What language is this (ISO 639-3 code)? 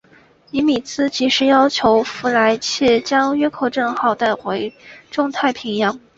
zho